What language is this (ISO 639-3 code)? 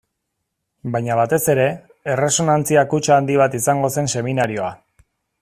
eus